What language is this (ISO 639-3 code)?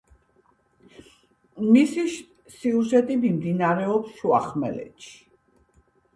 kat